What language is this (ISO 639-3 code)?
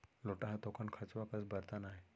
hne